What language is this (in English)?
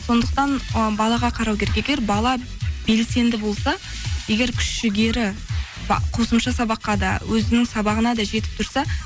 Kazakh